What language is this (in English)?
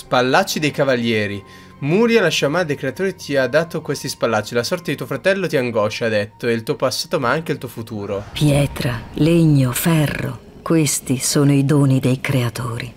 Italian